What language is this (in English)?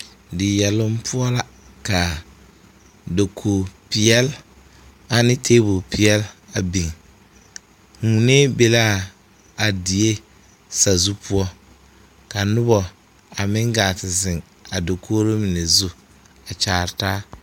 Southern Dagaare